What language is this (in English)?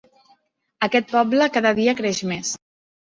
Catalan